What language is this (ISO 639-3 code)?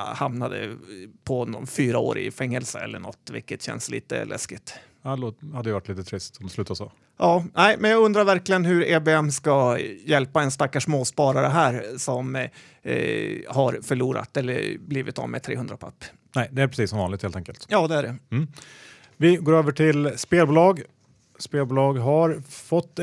swe